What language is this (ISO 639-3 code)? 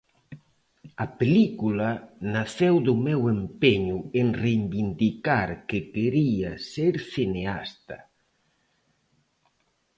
glg